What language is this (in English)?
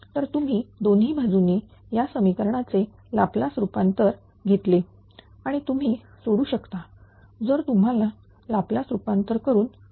Marathi